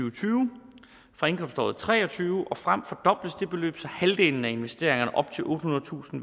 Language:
Danish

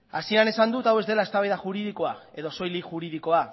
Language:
Basque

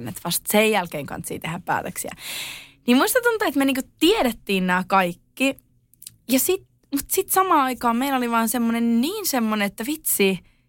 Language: Finnish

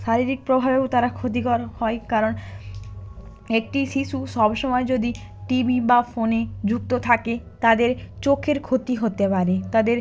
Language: Bangla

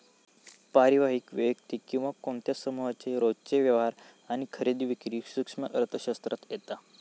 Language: Marathi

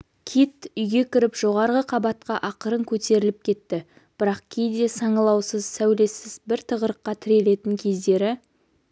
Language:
Kazakh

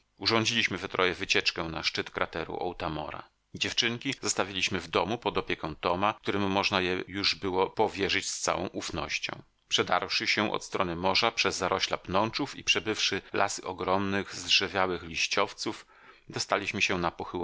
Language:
Polish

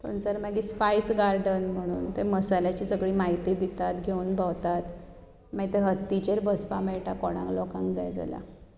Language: Konkani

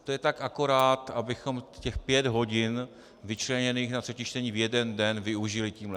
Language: Czech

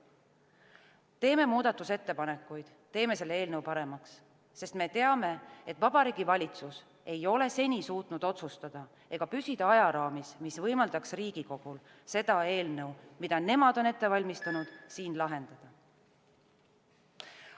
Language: Estonian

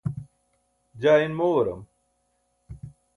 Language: Burushaski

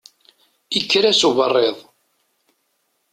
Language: Kabyle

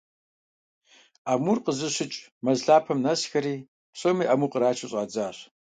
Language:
Kabardian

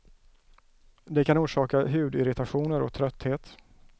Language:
Swedish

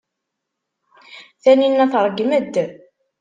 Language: Kabyle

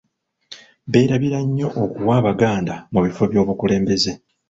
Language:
Ganda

